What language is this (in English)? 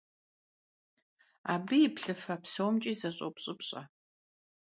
Kabardian